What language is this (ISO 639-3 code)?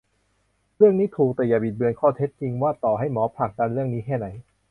tha